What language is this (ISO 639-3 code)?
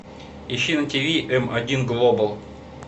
rus